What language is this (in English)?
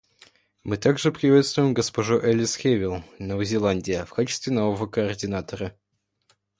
Russian